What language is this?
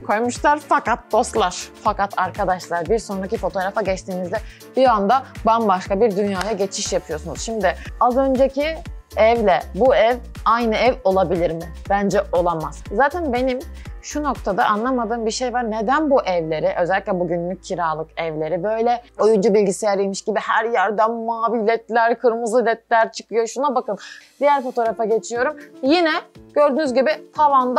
Turkish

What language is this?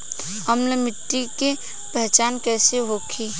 Bhojpuri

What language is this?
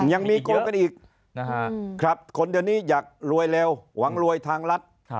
Thai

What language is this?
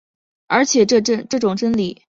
Chinese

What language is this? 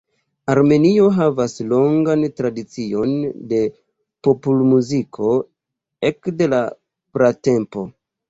Esperanto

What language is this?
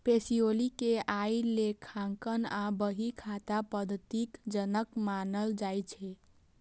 Maithili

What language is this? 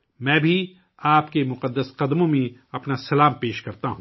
Urdu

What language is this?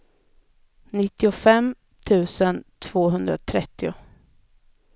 Swedish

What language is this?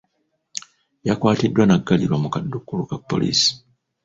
Ganda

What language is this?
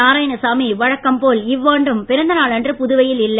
Tamil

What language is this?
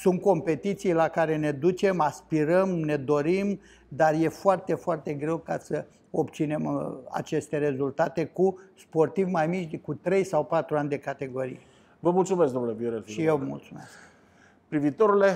Romanian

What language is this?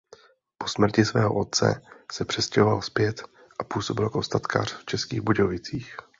Czech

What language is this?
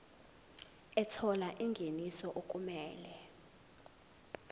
Zulu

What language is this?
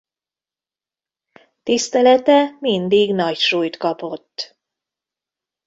Hungarian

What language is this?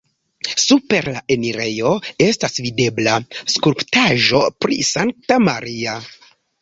Esperanto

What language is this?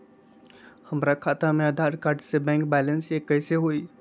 Magahi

